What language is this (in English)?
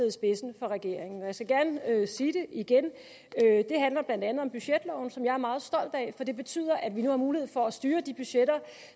Danish